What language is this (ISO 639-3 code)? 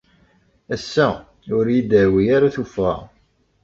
kab